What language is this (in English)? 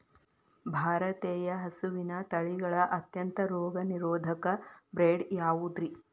Kannada